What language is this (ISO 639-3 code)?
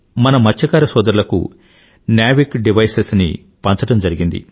tel